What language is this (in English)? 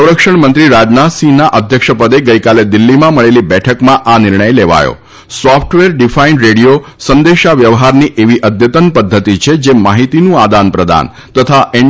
Gujarati